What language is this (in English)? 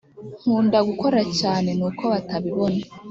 Kinyarwanda